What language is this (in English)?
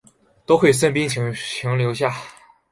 Chinese